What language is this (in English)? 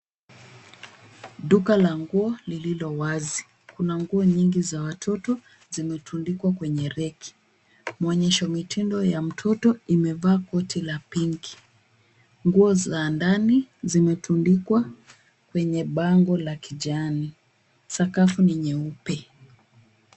Swahili